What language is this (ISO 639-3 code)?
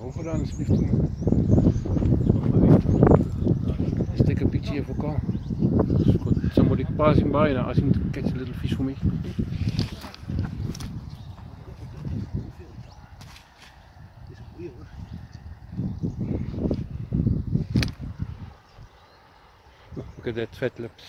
eng